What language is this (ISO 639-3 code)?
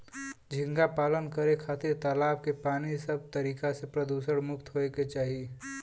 bho